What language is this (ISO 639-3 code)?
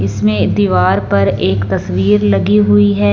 hin